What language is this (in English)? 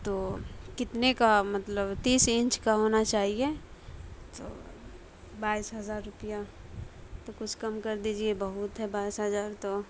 Urdu